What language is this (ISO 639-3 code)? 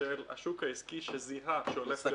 heb